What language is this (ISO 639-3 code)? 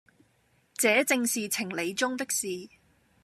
yue